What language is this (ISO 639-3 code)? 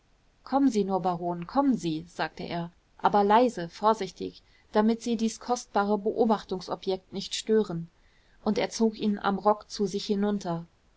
deu